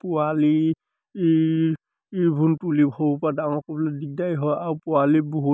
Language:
Assamese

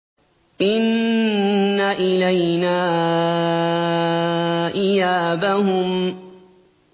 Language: Arabic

